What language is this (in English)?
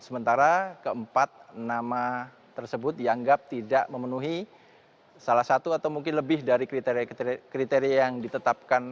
Indonesian